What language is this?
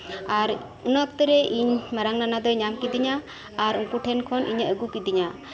Santali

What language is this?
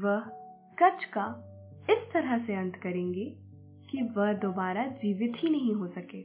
Hindi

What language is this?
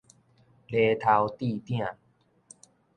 Min Nan Chinese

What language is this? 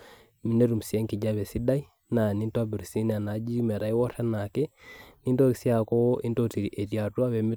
Masai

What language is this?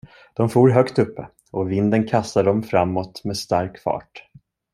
Swedish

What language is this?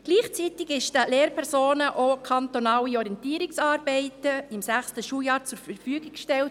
Swiss German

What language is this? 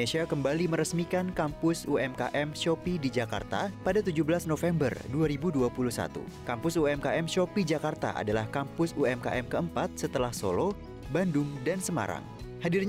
Indonesian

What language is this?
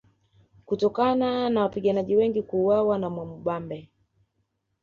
Swahili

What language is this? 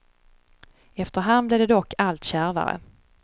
Swedish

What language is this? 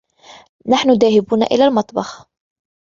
Arabic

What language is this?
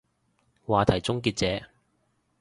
Cantonese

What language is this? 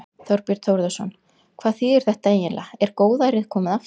Icelandic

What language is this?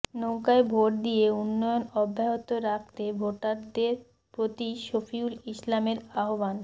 Bangla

